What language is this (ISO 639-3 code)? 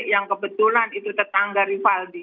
ind